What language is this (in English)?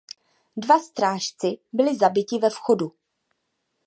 Czech